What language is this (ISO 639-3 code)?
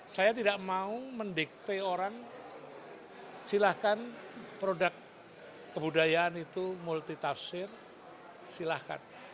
ind